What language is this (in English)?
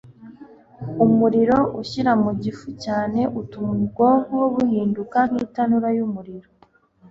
Kinyarwanda